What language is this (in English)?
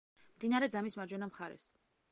Georgian